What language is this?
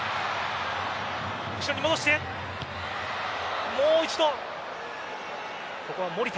Japanese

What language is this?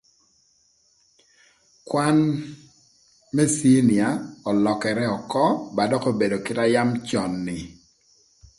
Thur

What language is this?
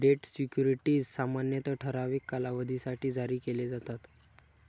Marathi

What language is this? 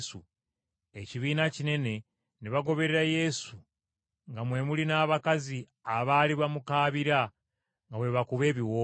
Ganda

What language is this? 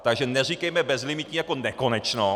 Czech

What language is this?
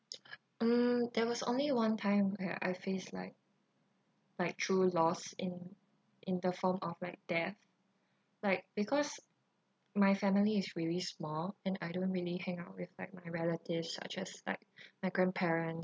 English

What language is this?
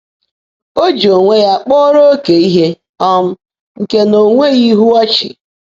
Igbo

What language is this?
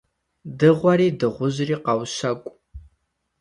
Kabardian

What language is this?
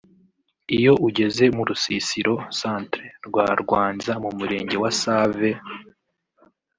Kinyarwanda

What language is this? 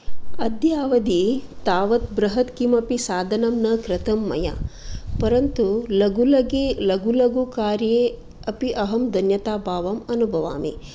Sanskrit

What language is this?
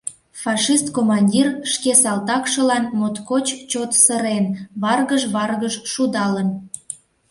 Mari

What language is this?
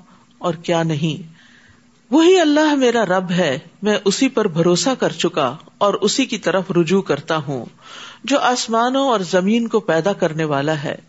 Urdu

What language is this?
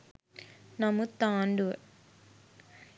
Sinhala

